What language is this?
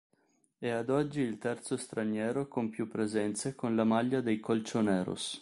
Italian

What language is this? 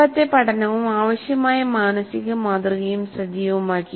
Malayalam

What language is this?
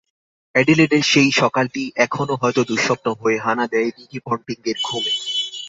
Bangla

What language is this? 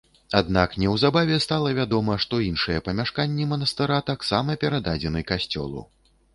Belarusian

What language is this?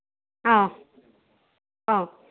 Manipuri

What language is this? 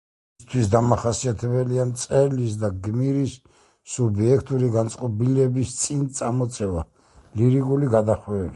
Georgian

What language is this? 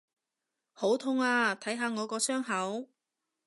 Cantonese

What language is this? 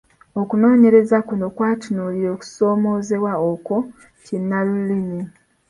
Ganda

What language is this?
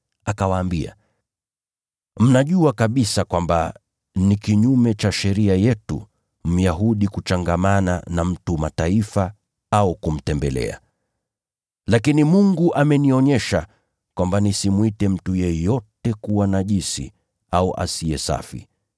Swahili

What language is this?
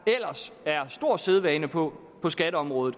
Danish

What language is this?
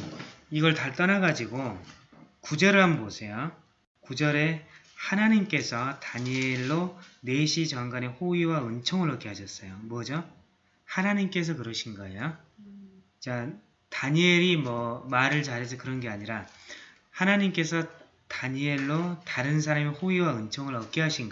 Korean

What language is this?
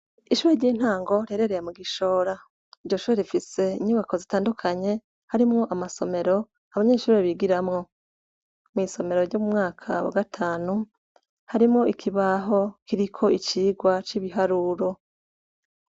Rundi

